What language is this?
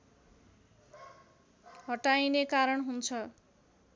Nepali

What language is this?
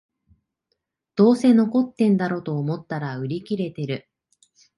Japanese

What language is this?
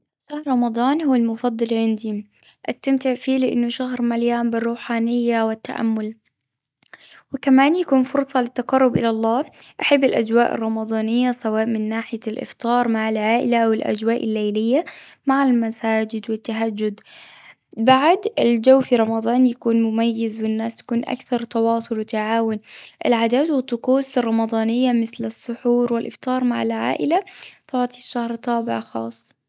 Gulf Arabic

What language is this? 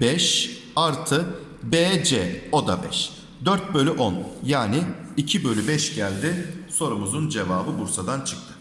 Turkish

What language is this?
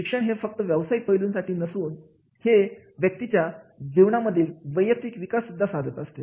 Marathi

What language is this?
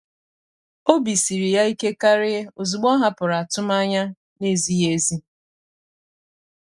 Igbo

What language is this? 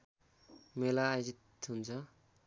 Nepali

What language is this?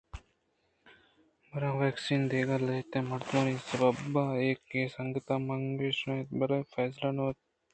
Eastern Balochi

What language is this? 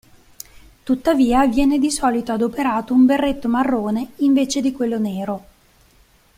Italian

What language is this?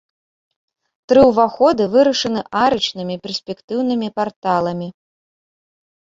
Belarusian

